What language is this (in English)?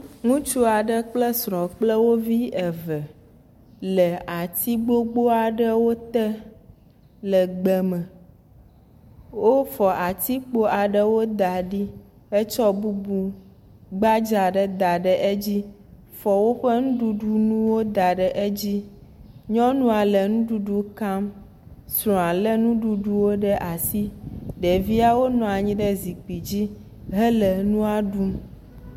Ewe